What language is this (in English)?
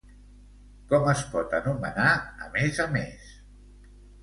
Catalan